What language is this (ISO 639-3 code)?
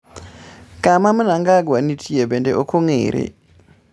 luo